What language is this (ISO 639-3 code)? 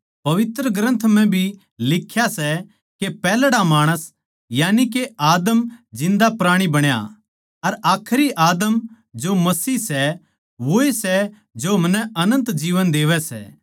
bgc